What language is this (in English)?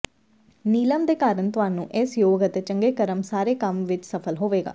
Punjabi